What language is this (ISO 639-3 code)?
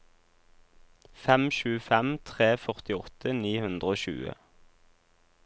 nor